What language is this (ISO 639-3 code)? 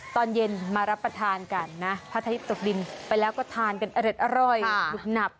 tha